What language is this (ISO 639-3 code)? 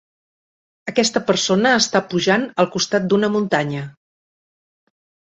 cat